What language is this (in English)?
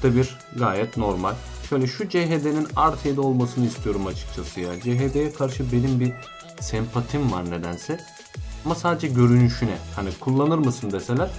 Turkish